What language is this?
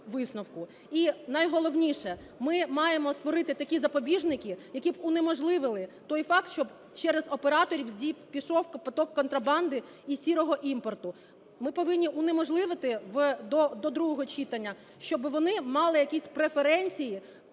Ukrainian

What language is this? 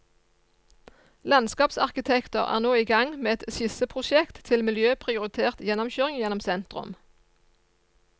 Norwegian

